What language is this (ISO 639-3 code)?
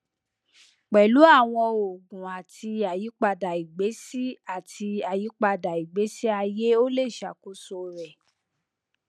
yor